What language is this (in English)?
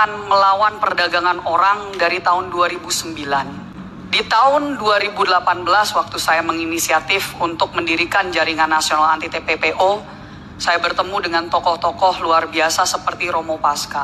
Indonesian